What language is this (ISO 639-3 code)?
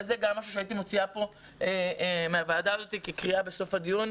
heb